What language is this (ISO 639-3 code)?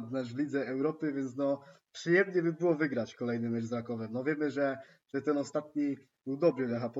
pol